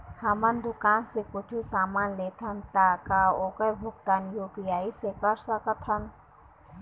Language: Chhattisgarhi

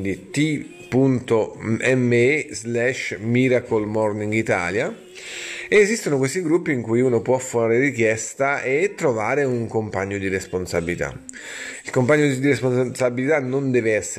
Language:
Italian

